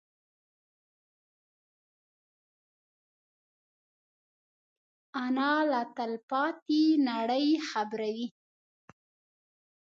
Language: Pashto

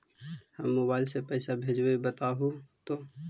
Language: Magahi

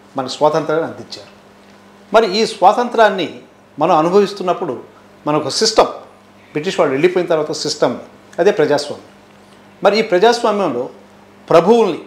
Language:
Telugu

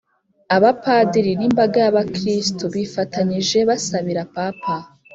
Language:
Kinyarwanda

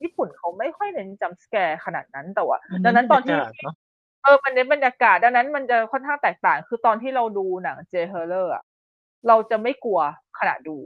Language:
Thai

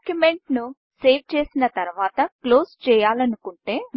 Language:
Telugu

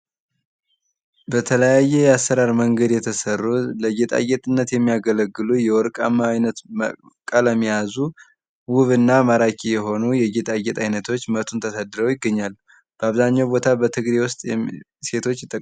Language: Amharic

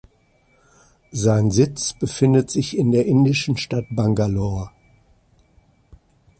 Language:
German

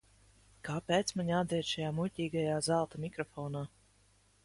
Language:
Latvian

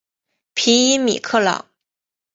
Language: Chinese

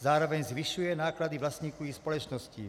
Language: Czech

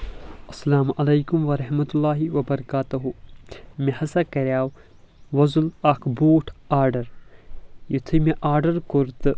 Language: Kashmiri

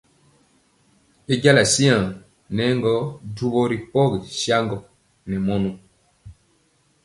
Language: Mpiemo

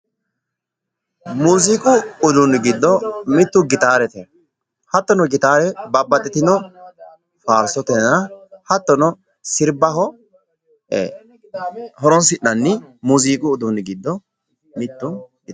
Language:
Sidamo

